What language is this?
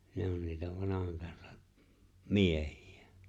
Finnish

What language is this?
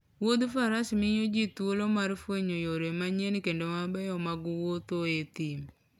Luo (Kenya and Tanzania)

